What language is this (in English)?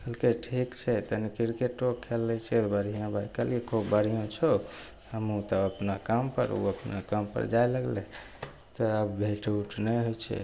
Maithili